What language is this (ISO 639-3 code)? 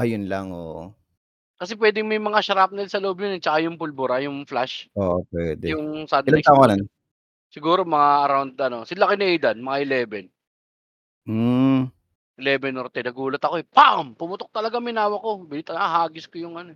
fil